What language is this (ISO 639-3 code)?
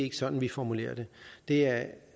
dan